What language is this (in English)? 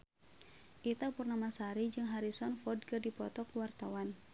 Sundanese